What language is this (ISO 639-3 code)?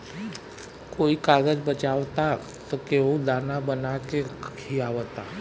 bho